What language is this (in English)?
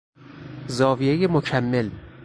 Persian